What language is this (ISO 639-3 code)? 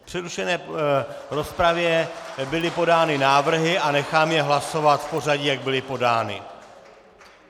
ces